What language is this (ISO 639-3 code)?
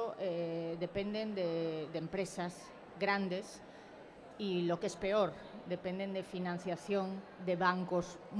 spa